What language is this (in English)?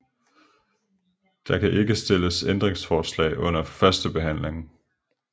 Danish